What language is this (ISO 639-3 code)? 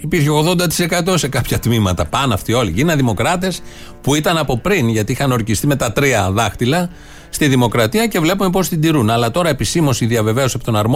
ell